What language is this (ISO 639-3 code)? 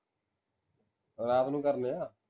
pan